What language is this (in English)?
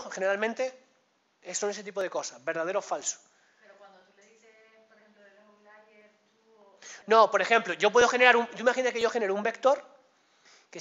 Spanish